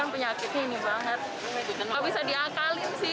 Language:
Indonesian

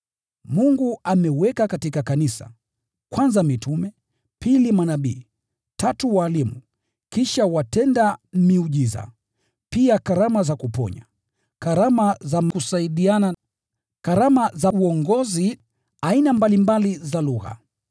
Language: Swahili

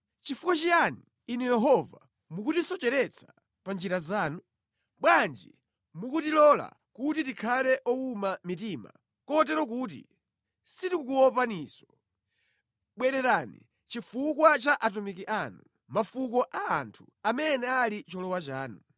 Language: Nyanja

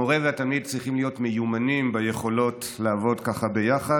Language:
Hebrew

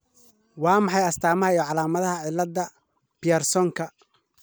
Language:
Somali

